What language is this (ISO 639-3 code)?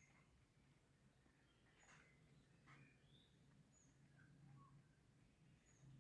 fra